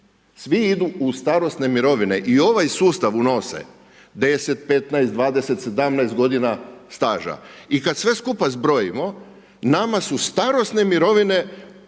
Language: Croatian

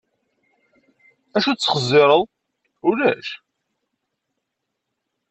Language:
Kabyle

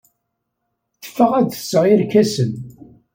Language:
Kabyle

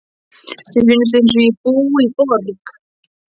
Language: Icelandic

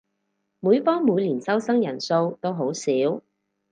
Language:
Cantonese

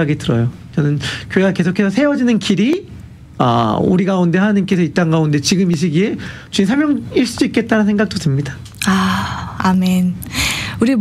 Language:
Korean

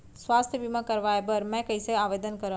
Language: Chhattisgarhi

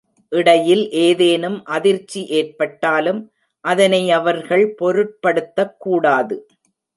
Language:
Tamil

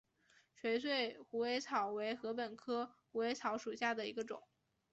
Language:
Chinese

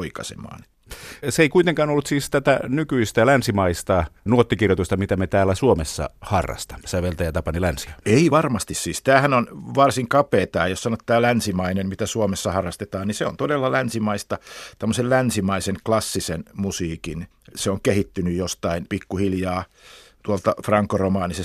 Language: Finnish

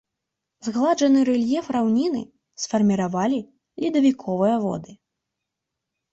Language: Belarusian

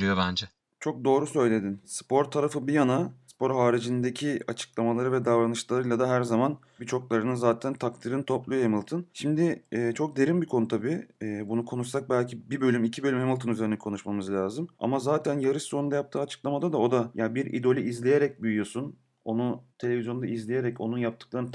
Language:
Turkish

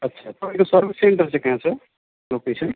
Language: Nepali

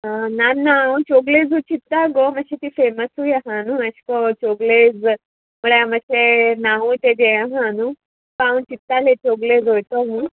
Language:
Konkani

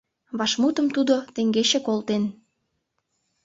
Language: Mari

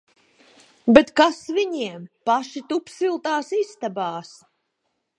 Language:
Latvian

